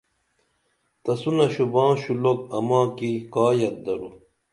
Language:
Dameli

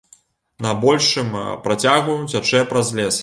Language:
Belarusian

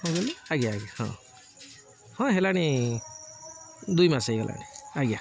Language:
Odia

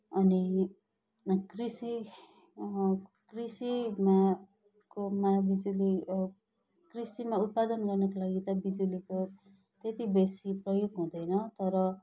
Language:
Nepali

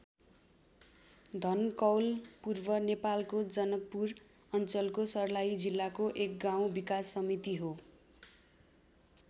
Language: Nepali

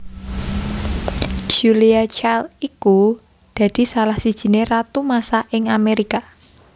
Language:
Javanese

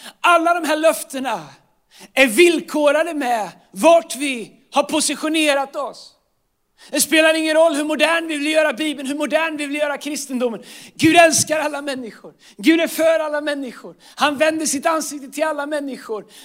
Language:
Swedish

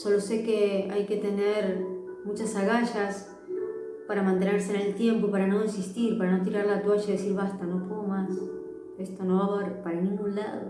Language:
Spanish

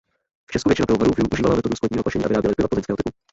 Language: Czech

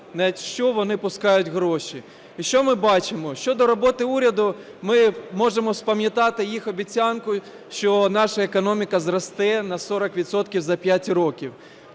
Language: Ukrainian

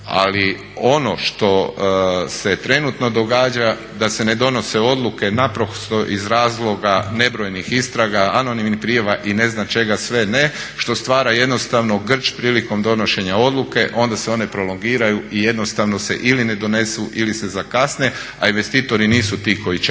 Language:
Croatian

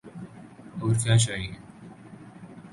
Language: Urdu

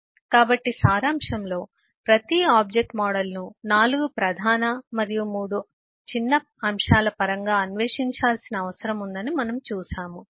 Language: Telugu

